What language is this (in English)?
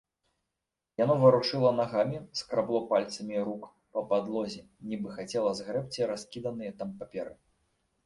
Belarusian